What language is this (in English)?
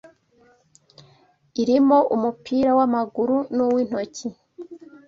Kinyarwanda